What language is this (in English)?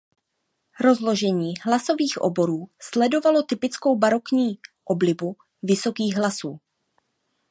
Czech